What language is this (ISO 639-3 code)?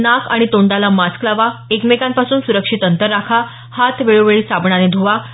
mar